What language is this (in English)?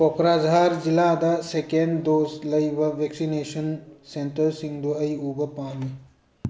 Manipuri